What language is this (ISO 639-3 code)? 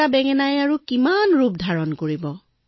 asm